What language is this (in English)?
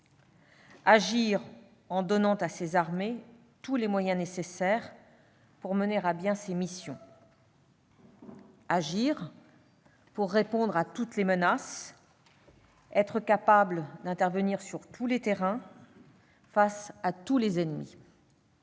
French